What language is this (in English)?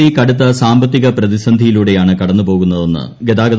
Malayalam